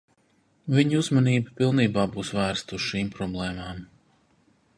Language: Latvian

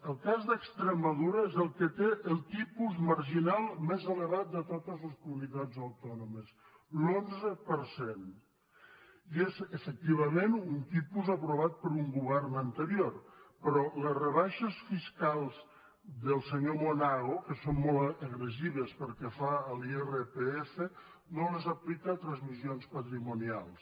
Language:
Catalan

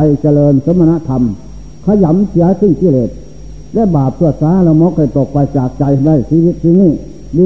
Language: Thai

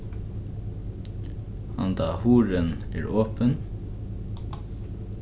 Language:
Faroese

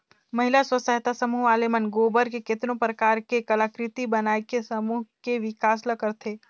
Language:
Chhattisgarhi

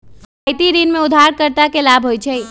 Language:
Magahi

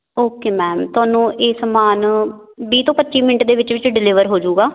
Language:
Punjabi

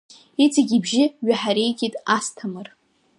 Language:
Abkhazian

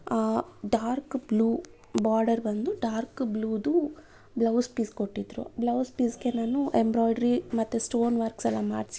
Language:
Kannada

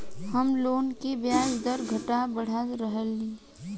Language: Bhojpuri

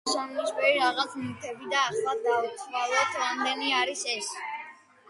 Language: Georgian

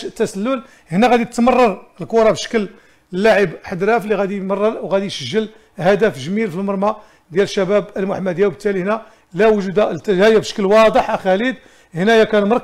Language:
Arabic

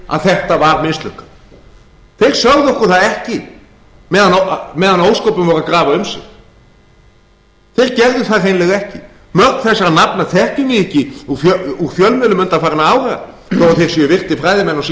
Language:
Icelandic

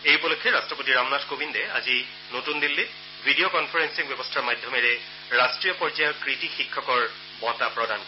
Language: Assamese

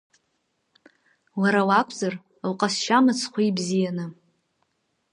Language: Abkhazian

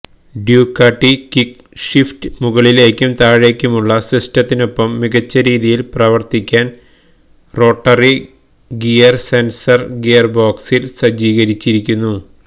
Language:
Malayalam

